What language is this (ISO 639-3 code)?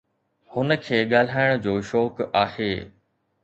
snd